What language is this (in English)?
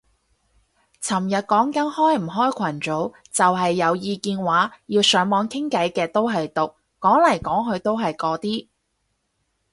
Cantonese